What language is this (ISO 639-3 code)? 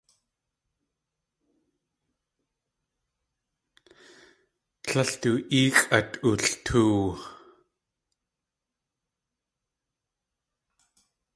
tli